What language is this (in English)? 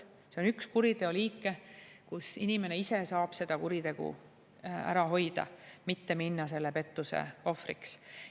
Estonian